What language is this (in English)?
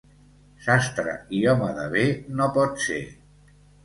Catalan